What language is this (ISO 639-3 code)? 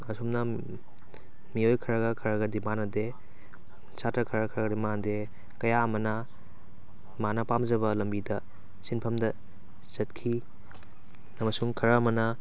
mni